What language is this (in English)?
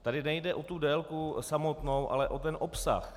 Czech